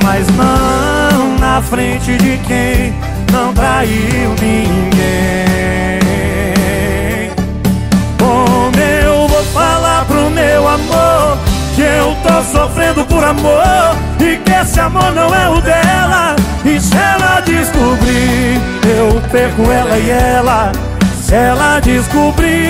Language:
Portuguese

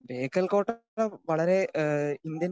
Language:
Malayalam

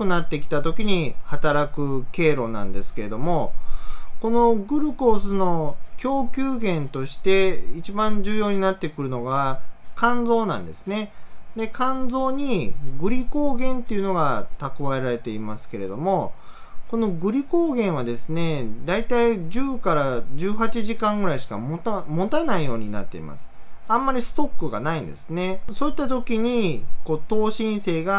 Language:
Japanese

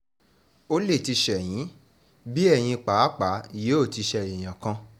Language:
Yoruba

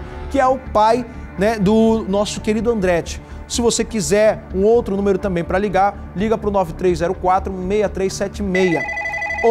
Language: Portuguese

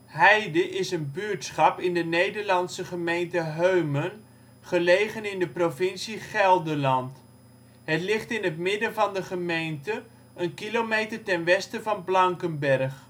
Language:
Dutch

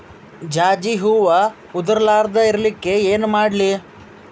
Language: Kannada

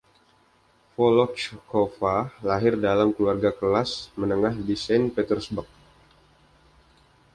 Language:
Indonesian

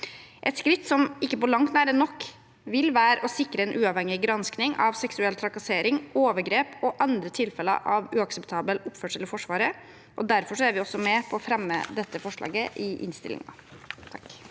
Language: Norwegian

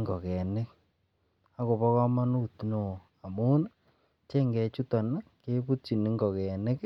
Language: Kalenjin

